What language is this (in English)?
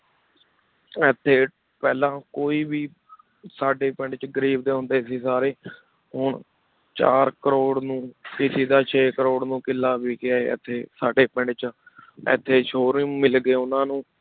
Punjabi